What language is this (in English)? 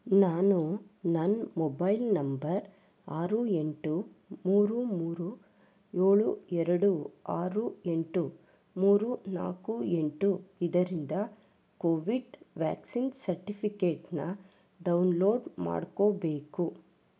Kannada